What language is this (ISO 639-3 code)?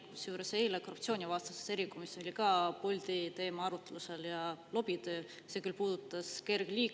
est